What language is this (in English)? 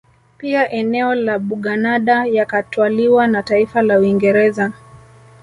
Swahili